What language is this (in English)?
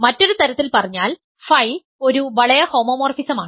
Malayalam